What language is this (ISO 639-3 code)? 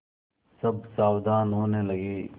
hin